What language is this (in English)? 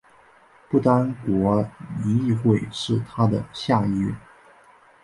Chinese